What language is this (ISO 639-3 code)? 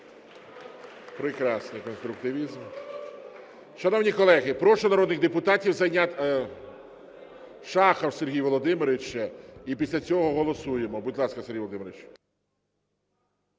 ukr